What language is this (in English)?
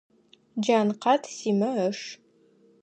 Adyghe